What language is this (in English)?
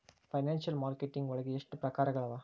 Kannada